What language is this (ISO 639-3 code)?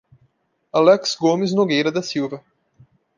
por